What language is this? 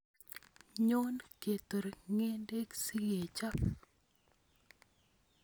Kalenjin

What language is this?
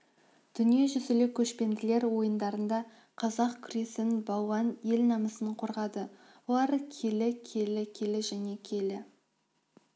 Kazakh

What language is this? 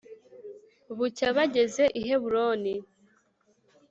Kinyarwanda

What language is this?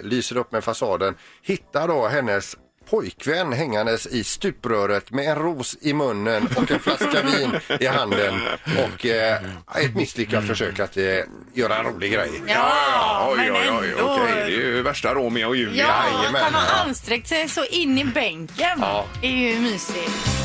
Swedish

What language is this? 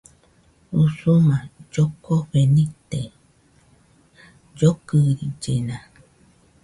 Nüpode Huitoto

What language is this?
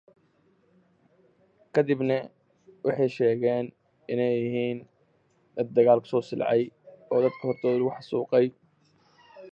English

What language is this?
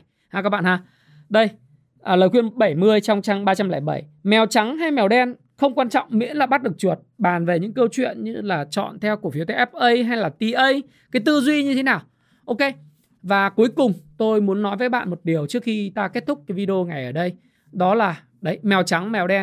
Vietnamese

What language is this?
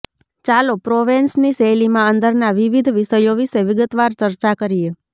Gujarati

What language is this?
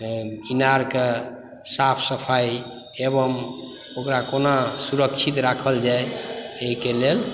Maithili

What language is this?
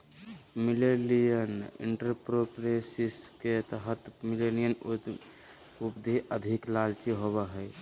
Magahi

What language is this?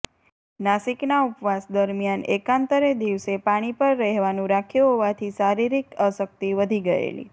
Gujarati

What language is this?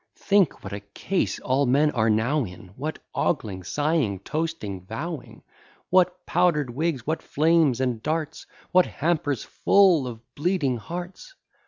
English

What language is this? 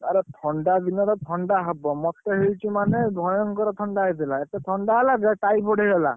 Odia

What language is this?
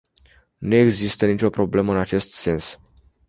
Romanian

